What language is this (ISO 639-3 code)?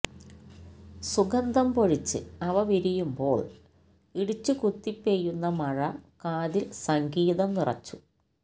mal